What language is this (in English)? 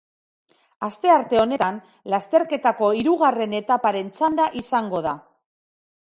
Basque